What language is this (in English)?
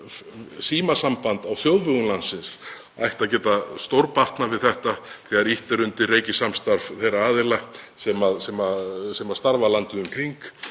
Icelandic